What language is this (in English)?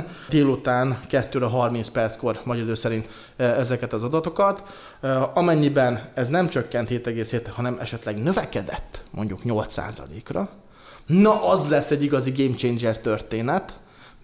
Hungarian